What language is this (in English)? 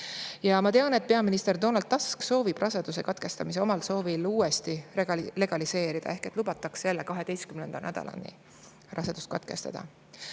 Estonian